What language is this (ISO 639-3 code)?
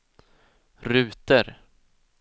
swe